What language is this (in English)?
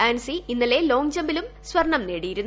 Malayalam